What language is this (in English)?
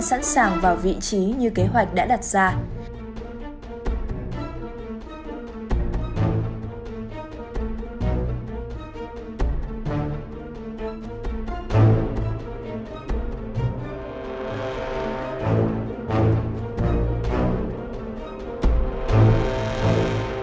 Vietnamese